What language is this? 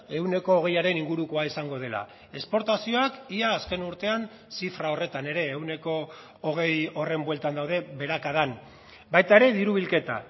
Basque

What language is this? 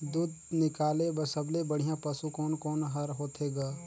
Chhattisgarhi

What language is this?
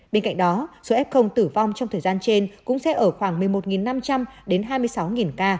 Vietnamese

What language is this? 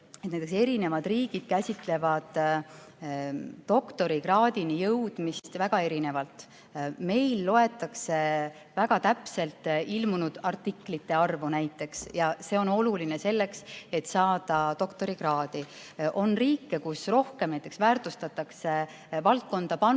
Estonian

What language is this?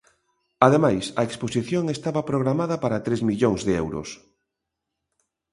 Galician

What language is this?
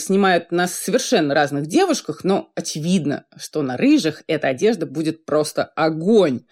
Russian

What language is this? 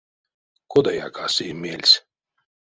Erzya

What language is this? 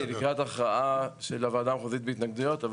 Hebrew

